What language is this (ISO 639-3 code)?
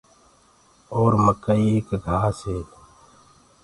ggg